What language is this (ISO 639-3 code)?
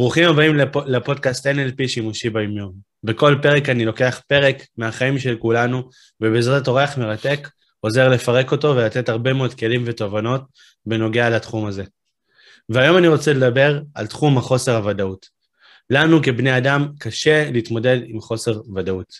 heb